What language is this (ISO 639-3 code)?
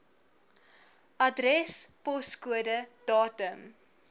afr